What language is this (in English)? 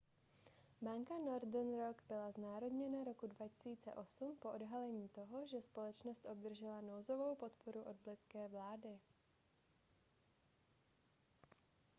Czech